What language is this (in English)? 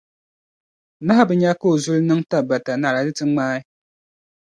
Dagbani